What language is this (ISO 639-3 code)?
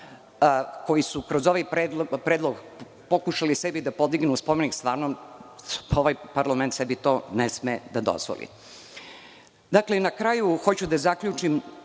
srp